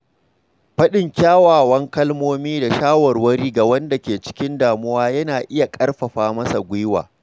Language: Hausa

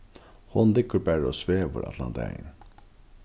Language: Faroese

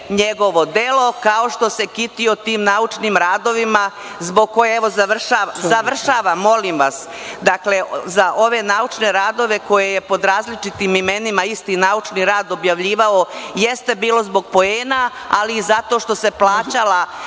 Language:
Serbian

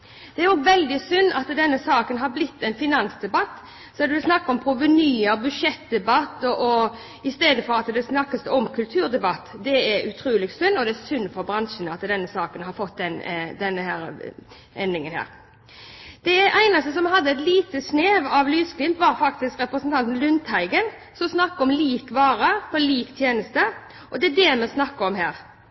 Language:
Norwegian Bokmål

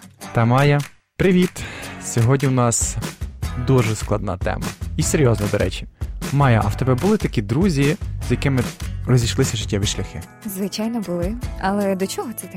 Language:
Ukrainian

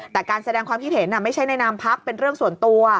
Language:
Thai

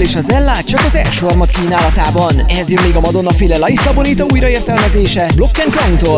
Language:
Hungarian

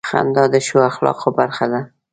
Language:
Pashto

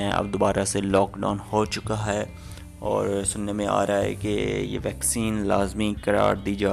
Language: Urdu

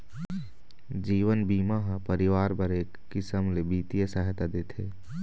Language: Chhattisgarhi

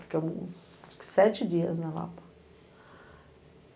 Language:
Portuguese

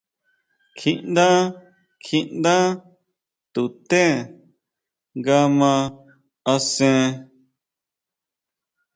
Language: Huautla Mazatec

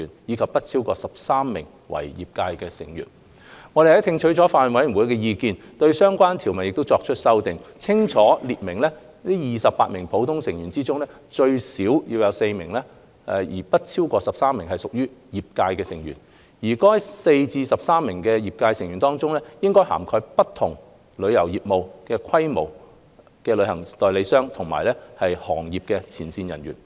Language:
Cantonese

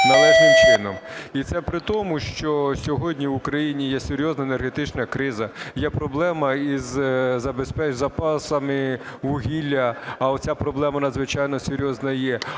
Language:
Ukrainian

